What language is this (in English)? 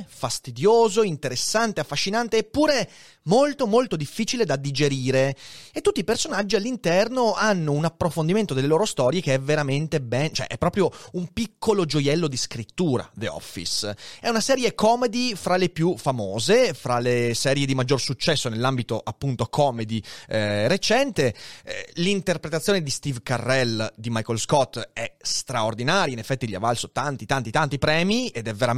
Italian